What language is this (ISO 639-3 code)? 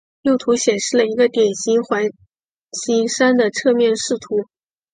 zho